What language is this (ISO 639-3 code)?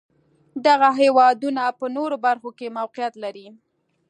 pus